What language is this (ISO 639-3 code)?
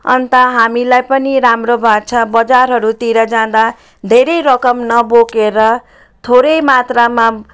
nep